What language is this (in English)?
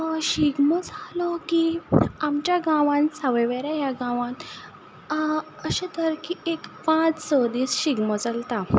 Konkani